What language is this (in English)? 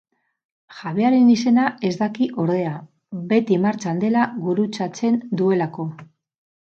Basque